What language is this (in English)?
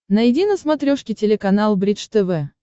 Russian